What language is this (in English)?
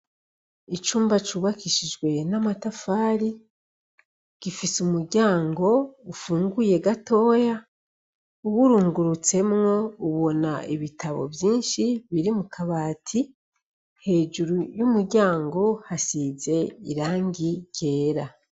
Rundi